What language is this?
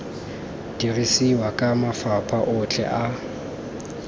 Tswana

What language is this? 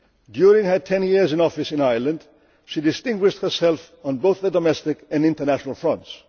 English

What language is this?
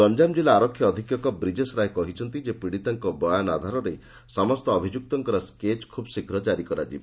Odia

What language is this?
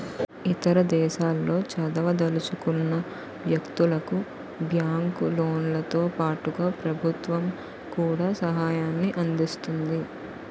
Telugu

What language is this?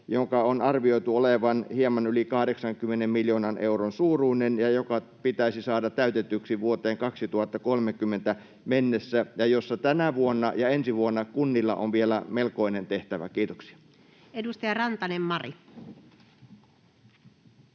Finnish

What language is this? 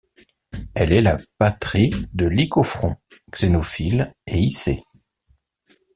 French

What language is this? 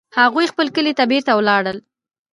Pashto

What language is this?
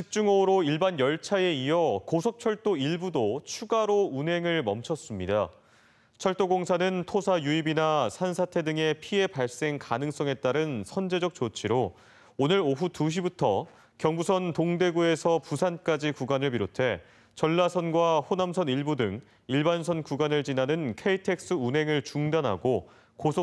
Korean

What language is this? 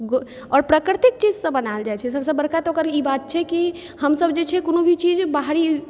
Maithili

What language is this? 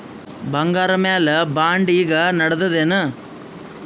Kannada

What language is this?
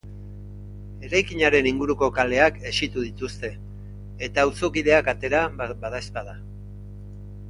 Basque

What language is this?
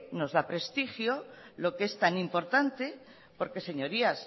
Spanish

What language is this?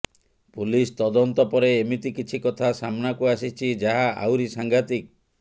Odia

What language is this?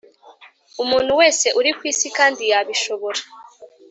Kinyarwanda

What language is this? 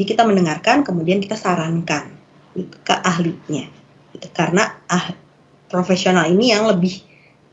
Indonesian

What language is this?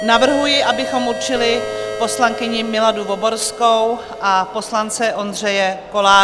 Czech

